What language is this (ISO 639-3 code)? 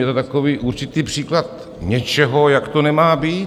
ces